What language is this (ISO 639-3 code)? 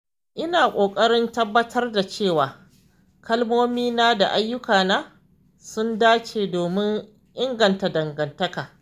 hau